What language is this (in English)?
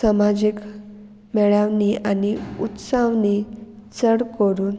Konkani